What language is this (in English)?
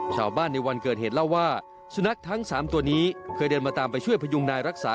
Thai